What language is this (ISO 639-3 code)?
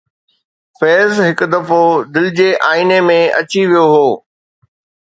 snd